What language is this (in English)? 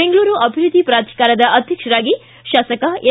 Kannada